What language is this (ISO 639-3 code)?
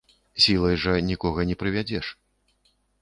bel